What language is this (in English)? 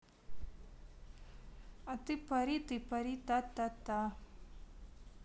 Russian